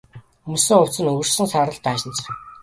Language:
Mongolian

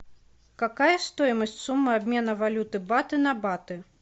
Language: Russian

